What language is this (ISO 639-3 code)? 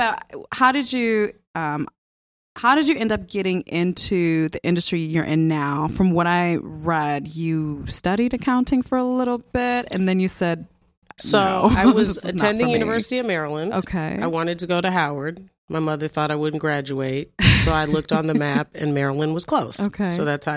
eng